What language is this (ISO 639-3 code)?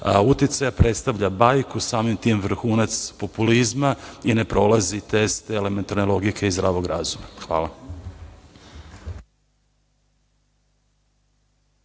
srp